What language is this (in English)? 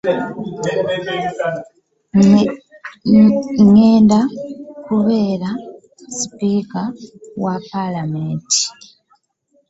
Ganda